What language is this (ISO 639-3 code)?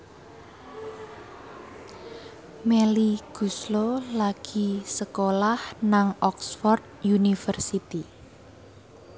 jav